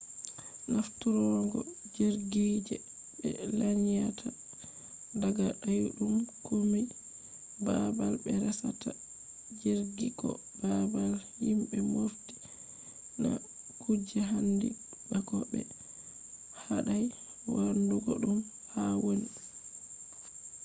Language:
Fula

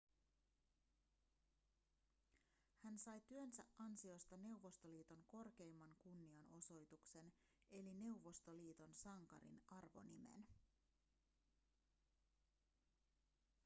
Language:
Finnish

